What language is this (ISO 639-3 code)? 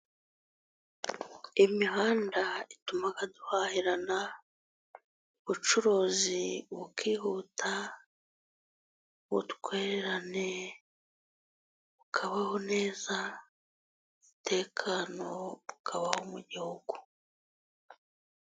kin